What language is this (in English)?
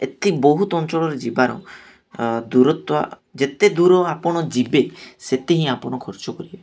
Odia